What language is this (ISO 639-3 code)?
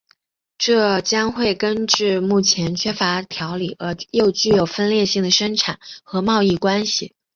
zho